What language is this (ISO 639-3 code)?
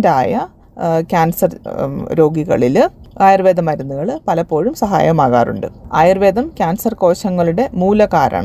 mal